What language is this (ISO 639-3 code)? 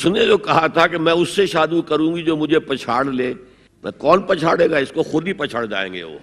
urd